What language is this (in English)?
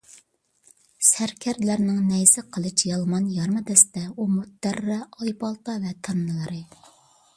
Uyghur